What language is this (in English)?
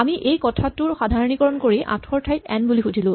Assamese